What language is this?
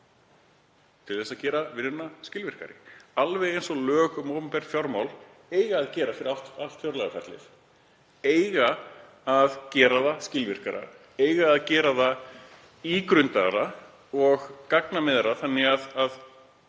Icelandic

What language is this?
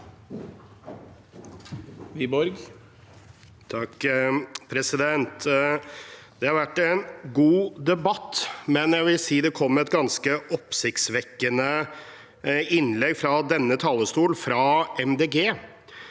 Norwegian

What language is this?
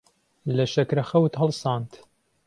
Central Kurdish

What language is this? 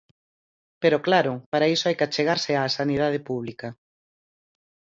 Galician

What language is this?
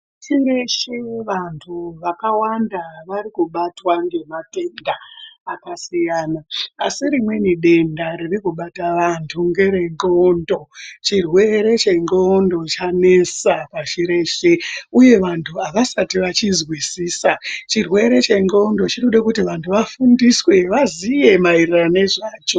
Ndau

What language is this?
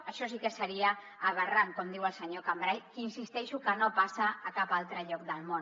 Catalan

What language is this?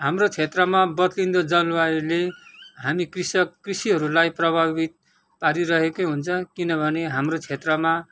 Nepali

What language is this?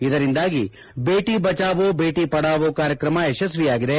Kannada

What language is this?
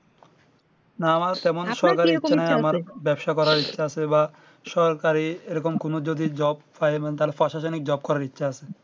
Bangla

